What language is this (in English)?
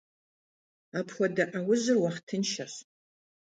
Kabardian